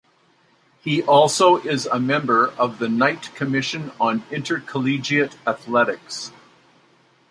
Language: English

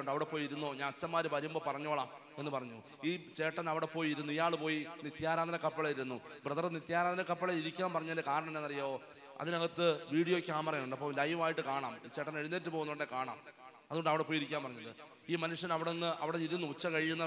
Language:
Malayalam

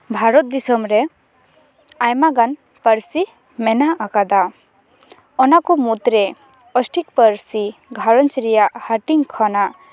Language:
Santali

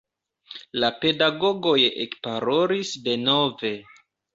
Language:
Esperanto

